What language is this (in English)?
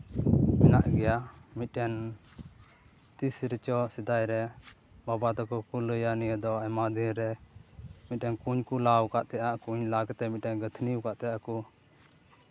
Santali